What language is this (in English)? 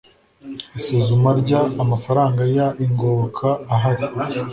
Kinyarwanda